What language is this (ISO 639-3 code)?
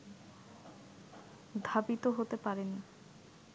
ben